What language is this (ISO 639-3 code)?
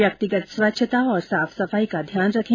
hin